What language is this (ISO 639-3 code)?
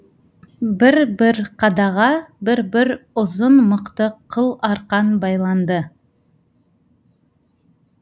kaz